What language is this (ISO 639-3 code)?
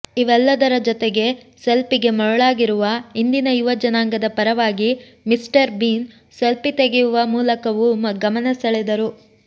kan